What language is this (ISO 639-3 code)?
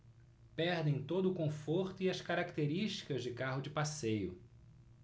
por